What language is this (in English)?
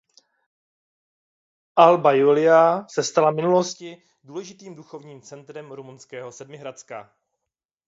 Czech